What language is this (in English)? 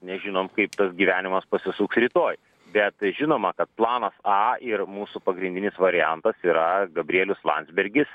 Lithuanian